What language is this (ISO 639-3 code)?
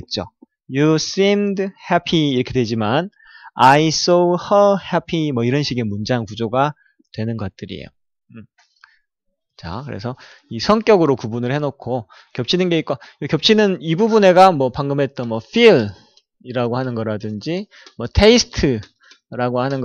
kor